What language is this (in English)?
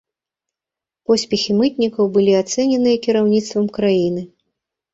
Belarusian